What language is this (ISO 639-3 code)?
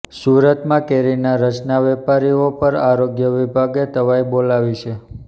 guj